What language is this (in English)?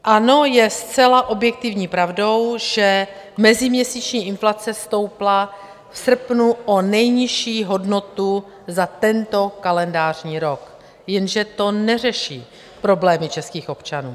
Czech